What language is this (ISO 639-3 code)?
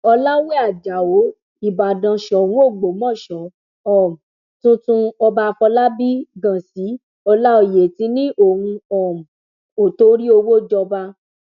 yor